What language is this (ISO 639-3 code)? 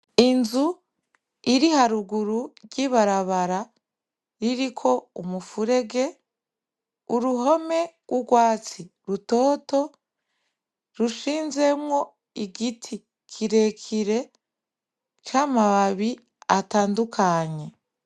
run